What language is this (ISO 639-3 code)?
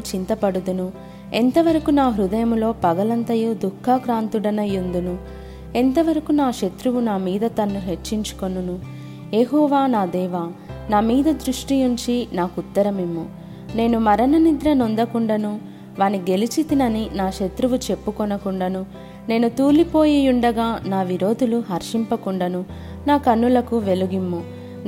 tel